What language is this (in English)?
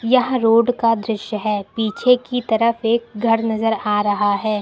Hindi